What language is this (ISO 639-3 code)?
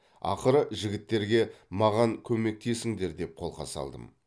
kaz